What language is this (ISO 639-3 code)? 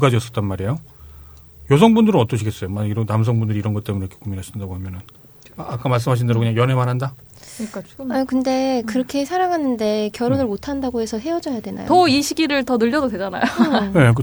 kor